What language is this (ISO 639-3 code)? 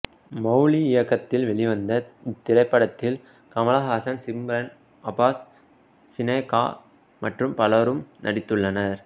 tam